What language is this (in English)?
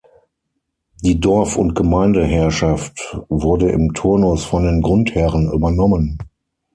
German